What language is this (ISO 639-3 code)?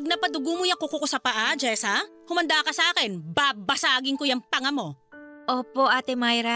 fil